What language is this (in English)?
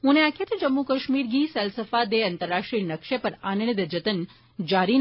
Dogri